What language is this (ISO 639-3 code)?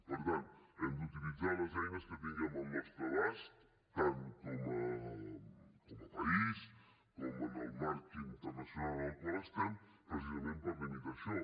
cat